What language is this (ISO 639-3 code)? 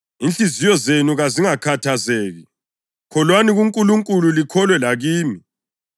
nde